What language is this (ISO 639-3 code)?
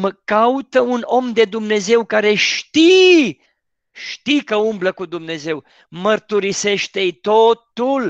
ron